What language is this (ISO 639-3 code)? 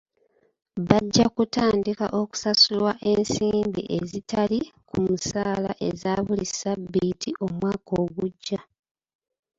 lug